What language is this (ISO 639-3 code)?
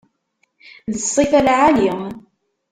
kab